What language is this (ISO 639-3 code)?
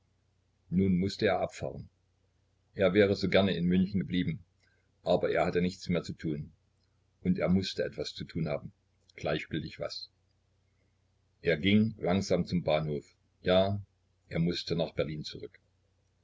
deu